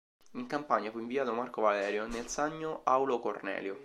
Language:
Italian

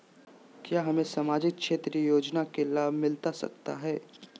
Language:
Magahi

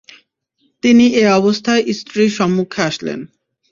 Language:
Bangla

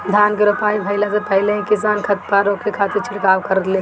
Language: Bhojpuri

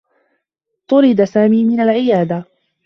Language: Arabic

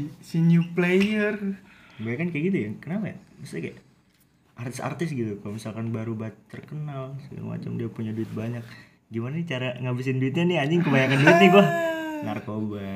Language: Indonesian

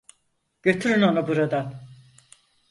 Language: Turkish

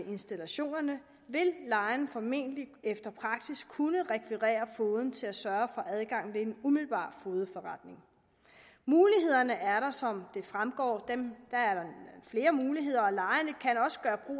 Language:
Danish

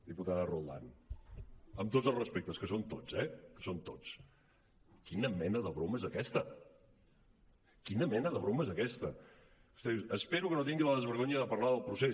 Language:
Catalan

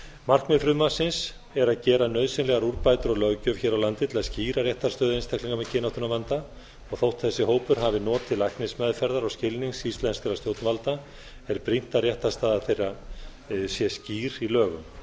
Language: Icelandic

